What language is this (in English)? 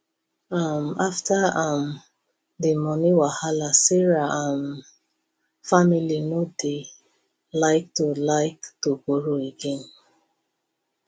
Nigerian Pidgin